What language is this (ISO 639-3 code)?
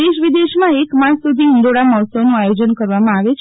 guj